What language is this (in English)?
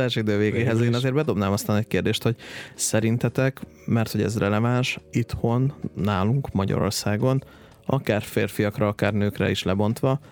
Hungarian